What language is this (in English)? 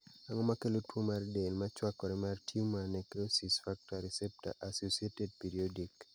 Luo (Kenya and Tanzania)